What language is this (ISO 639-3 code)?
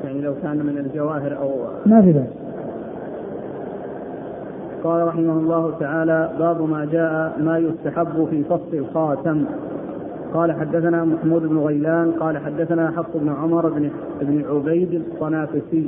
ara